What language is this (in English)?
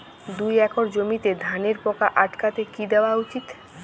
Bangla